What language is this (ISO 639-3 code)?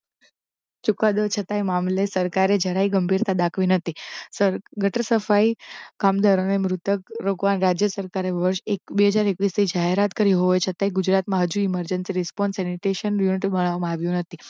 guj